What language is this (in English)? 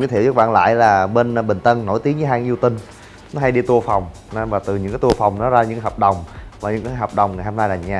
Vietnamese